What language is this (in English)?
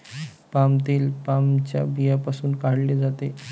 Marathi